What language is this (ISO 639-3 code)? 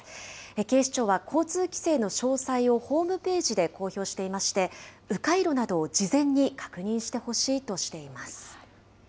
jpn